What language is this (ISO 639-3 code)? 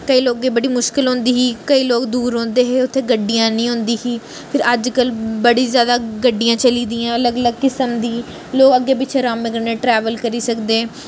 doi